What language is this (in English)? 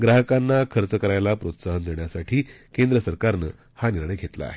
Marathi